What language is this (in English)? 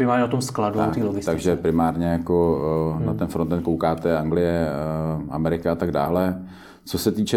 Czech